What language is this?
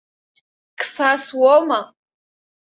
Abkhazian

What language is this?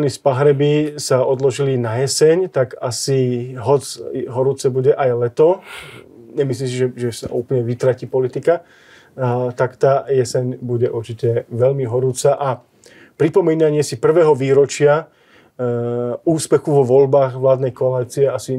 Slovak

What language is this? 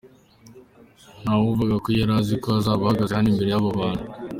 Kinyarwanda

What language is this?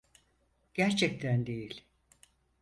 Turkish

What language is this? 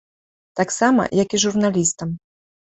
Belarusian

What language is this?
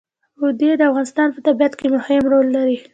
Pashto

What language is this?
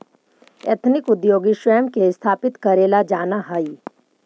Magahi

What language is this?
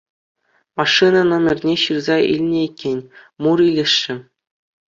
Chuvash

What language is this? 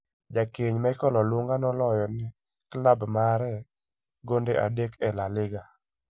Luo (Kenya and Tanzania)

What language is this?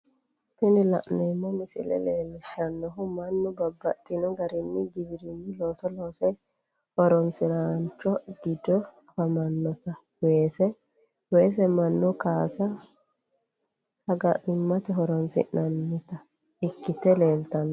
Sidamo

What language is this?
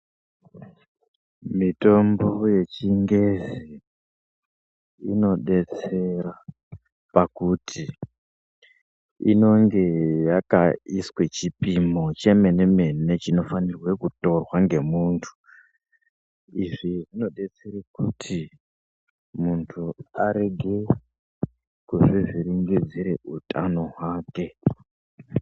Ndau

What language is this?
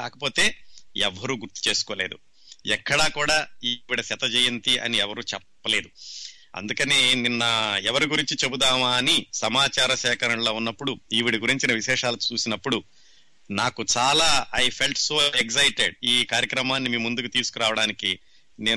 Telugu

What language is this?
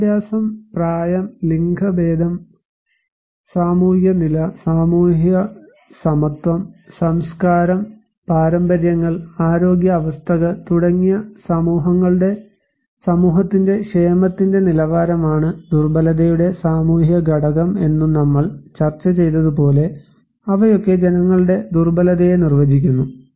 Malayalam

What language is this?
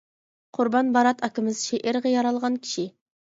Uyghur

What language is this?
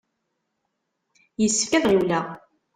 Kabyle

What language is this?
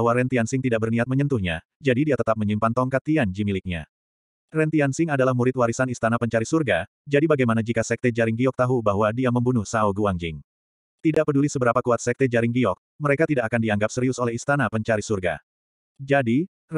Indonesian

